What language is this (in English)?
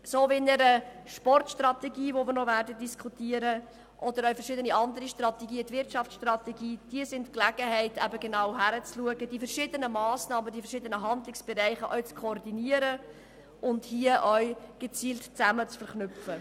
Swiss German